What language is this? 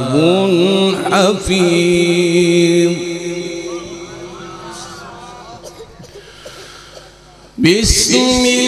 Arabic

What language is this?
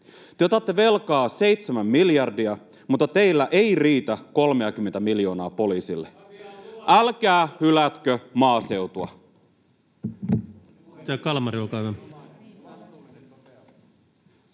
Finnish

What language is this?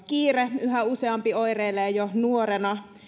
Finnish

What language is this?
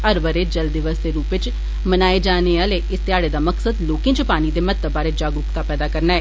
Dogri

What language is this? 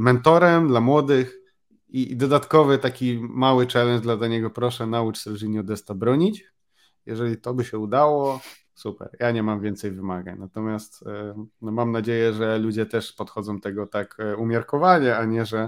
Polish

